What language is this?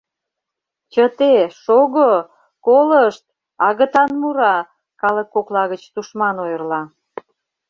Mari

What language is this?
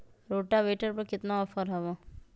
Magahi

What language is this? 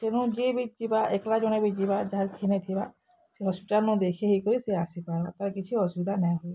Odia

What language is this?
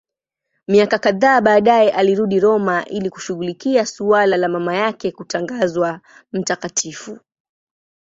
Swahili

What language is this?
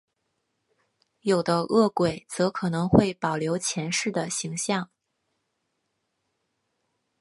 Chinese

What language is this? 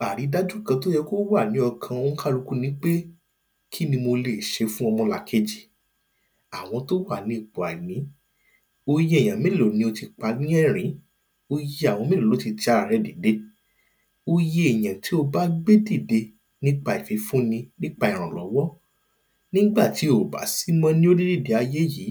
Yoruba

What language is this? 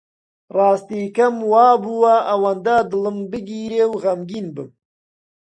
Central Kurdish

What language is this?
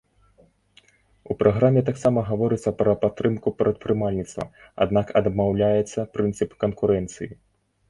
Belarusian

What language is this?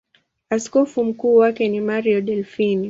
Swahili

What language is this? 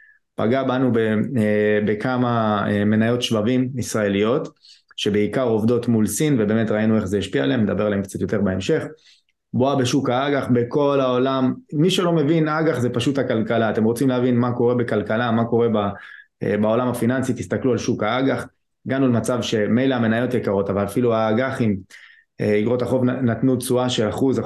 Hebrew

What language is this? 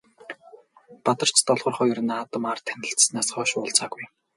Mongolian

